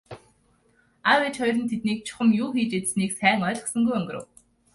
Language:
Mongolian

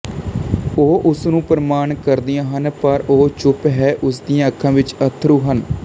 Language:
Punjabi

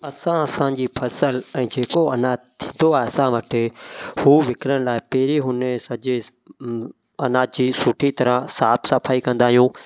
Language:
Sindhi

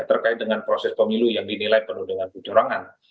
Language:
Indonesian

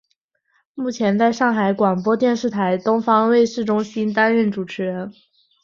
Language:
Chinese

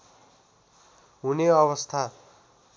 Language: Nepali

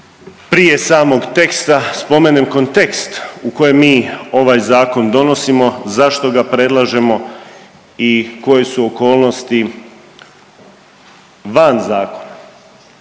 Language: Croatian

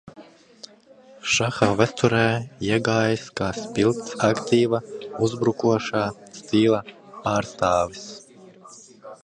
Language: Latvian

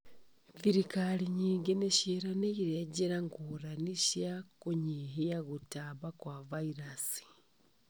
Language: Kikuyu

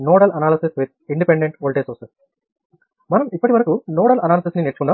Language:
Telugu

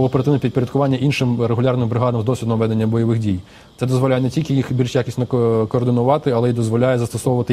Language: Russian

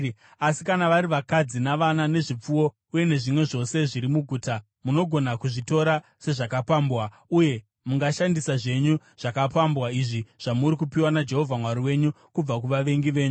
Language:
Shona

